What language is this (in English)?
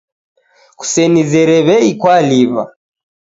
Taita